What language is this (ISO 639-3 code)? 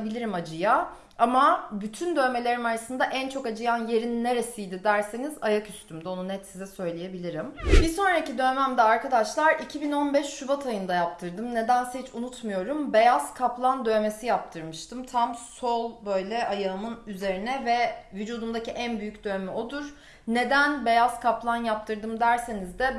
tur